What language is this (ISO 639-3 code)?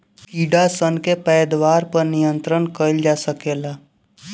bho